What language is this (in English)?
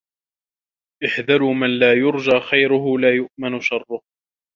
Arabic